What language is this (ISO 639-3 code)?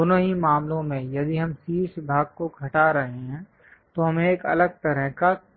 hin